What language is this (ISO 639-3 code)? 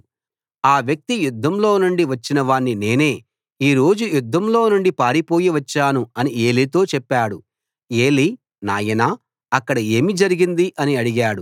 tel